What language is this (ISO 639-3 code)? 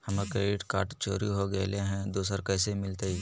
mag